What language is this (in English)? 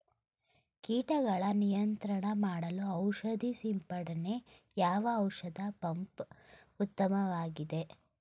Kannada